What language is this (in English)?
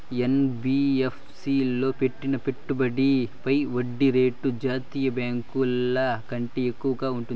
Telugu